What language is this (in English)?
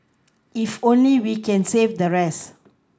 English